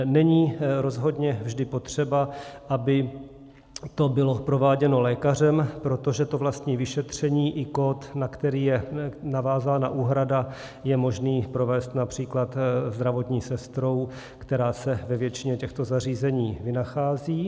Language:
Czech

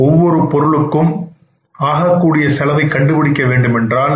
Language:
Tamil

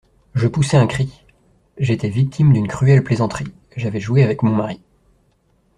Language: French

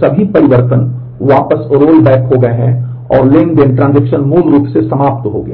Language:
Hindi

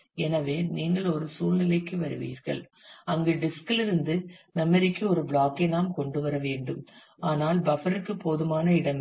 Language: Tamil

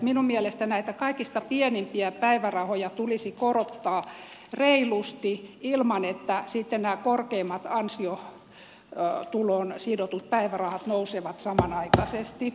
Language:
Finnish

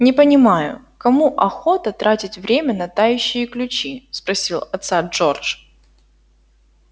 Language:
Russian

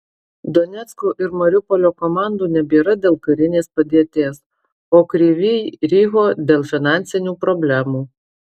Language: Lithuanian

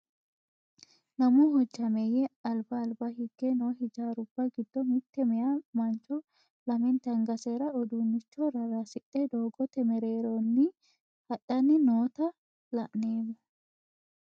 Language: Sidamo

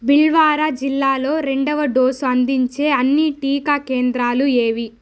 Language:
Telugu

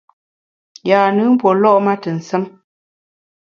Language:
Bamun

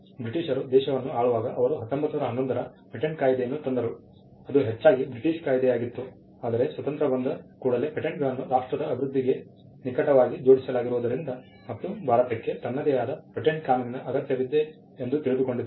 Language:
Kannada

